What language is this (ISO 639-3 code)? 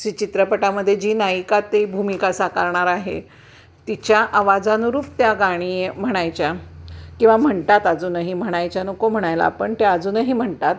mar